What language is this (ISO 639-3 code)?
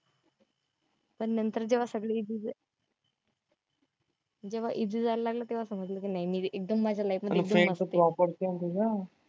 mar